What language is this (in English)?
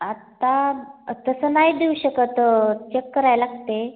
Marathi